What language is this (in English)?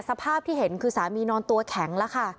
Thai